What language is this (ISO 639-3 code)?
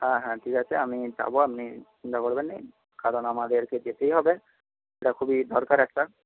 ben